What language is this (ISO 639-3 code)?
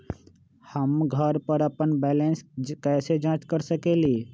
mag